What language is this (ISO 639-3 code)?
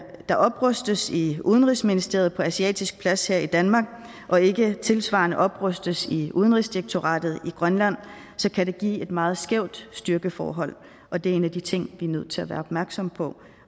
dan